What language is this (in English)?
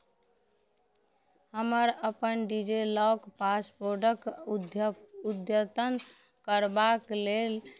Maithili